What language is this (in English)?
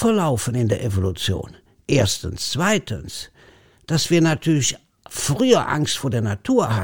German